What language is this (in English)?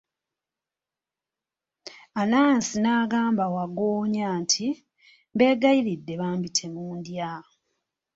Ganda